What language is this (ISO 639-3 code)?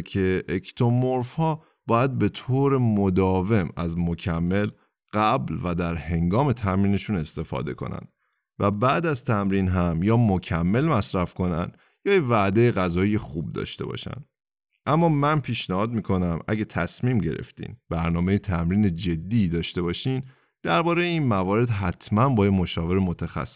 fas